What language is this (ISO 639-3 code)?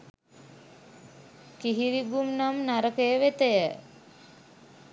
sin